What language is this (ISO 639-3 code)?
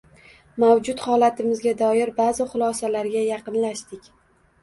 uzb